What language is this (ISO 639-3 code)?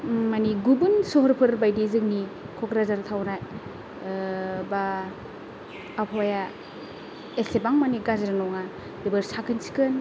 brx